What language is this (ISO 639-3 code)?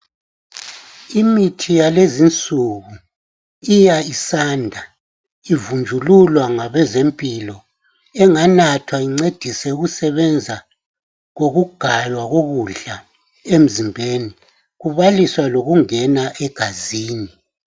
nde